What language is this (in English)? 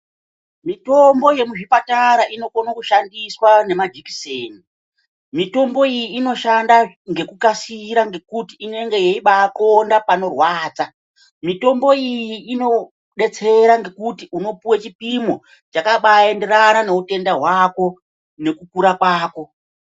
Ndau